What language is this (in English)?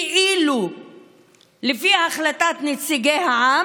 Hebrew